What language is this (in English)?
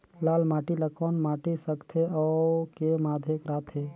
Chhattisgarhi